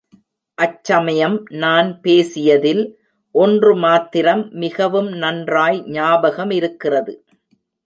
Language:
Tamil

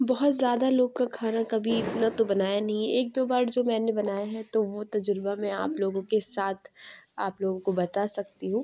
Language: Urdu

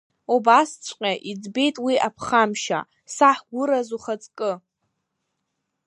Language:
Abkhazian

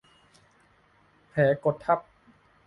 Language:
Thai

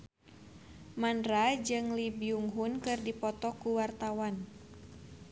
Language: Sundanese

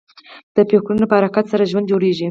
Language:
Pashto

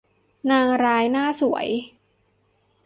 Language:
Thai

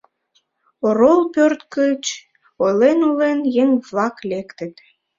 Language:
Mari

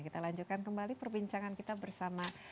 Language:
Indonesian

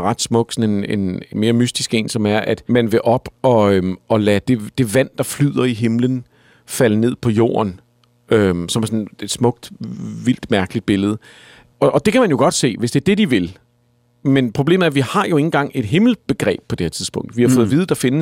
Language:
Danish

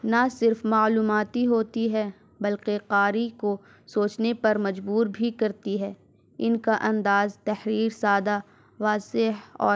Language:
Urdu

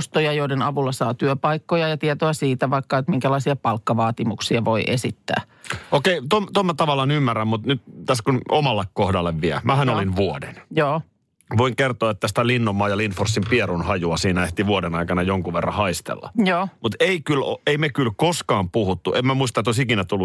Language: Finnish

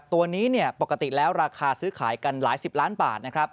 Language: Thai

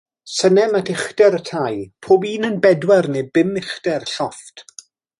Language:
Welsh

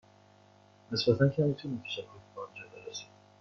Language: Persian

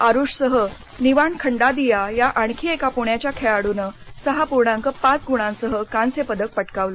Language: Marathi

